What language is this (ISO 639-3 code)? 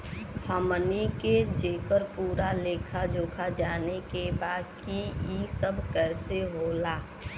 bho